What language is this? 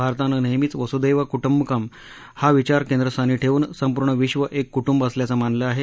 Marathi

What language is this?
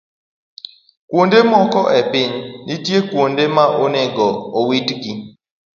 Luo (Kenya and Tanzania)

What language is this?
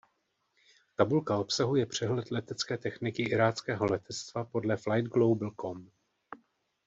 Czech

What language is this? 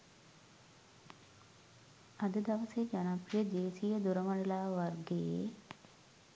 Sinhala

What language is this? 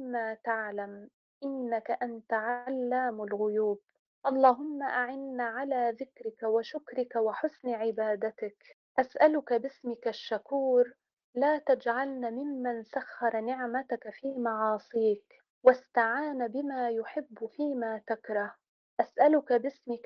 Arabic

